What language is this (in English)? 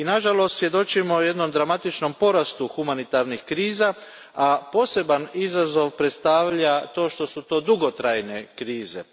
Croatian